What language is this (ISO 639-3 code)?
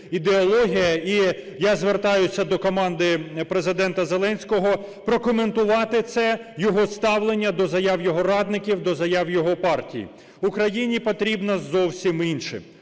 ukr